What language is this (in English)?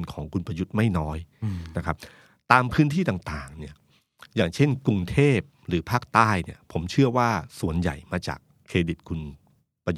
Thai